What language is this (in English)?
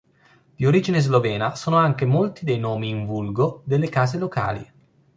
Italian